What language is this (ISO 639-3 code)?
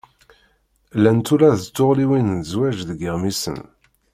kab